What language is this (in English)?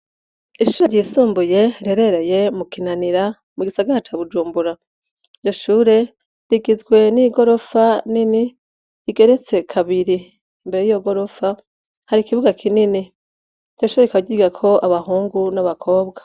Rundi